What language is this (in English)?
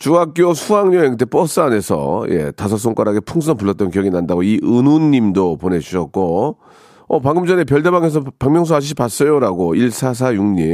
Korean